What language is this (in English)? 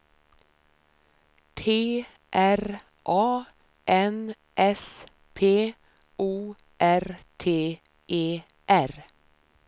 Swedish